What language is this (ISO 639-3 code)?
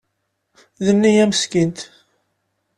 kab